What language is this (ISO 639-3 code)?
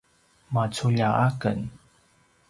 pwn